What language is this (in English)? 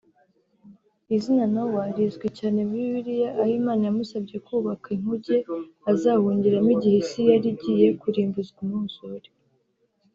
Kinyarwanda